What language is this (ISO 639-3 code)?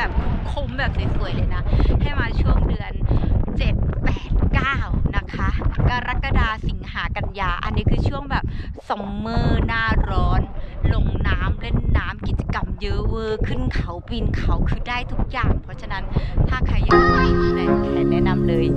tha